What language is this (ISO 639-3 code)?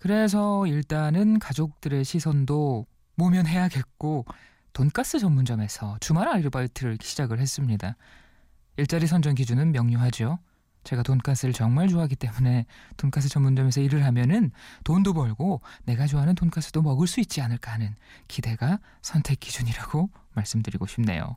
kor